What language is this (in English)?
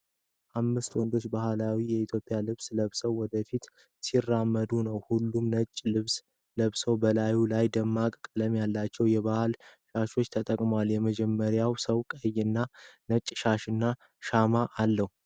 Amharic